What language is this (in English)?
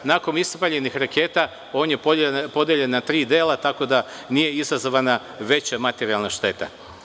Serbian